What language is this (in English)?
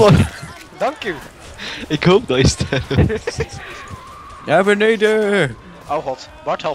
Dutch